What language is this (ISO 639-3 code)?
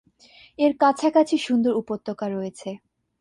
ben